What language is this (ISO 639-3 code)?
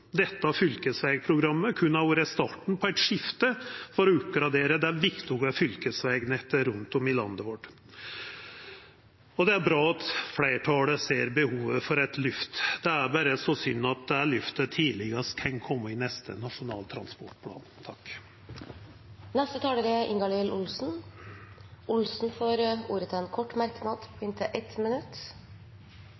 nor